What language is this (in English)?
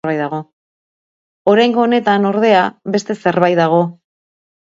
Basque